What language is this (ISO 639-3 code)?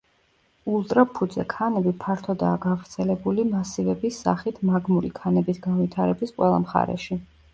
kat